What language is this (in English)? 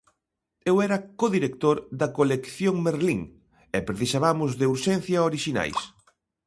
Galician